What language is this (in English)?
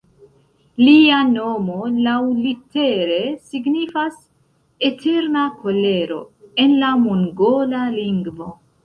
Esperanto